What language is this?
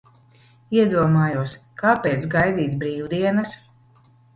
Latvian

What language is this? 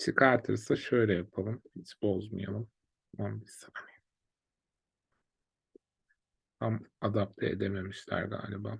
Turkish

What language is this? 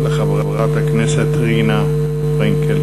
Hebrew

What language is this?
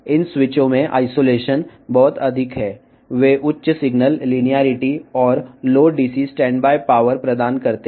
Telugu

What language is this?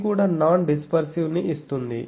Telugu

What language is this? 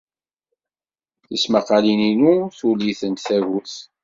Kabyle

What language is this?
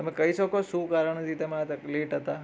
Gujarati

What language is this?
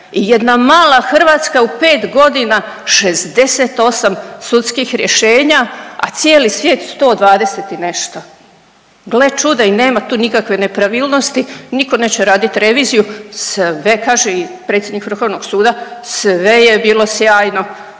Croatian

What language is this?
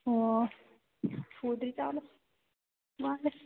Manipuri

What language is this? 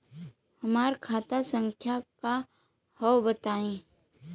Bhojpuri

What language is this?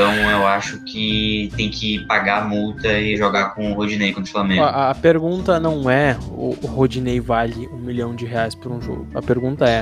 Portuguese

